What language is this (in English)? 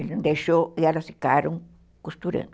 Portuguese